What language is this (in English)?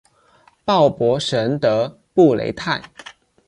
Chinese